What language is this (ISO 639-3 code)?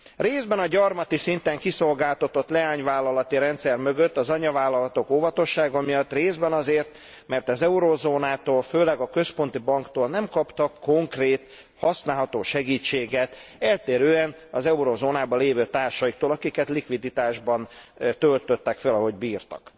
hun